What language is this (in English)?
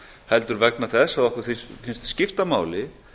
Icelandic